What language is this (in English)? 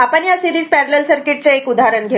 Marathi